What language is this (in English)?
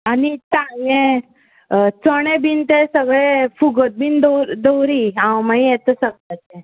Konkani